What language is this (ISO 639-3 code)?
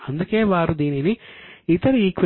tel